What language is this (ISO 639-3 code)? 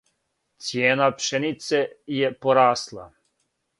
srp